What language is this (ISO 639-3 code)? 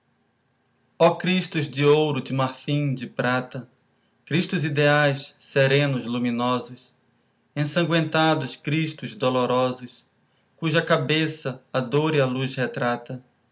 por